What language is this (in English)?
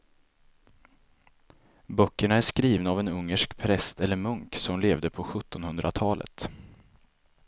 Swedish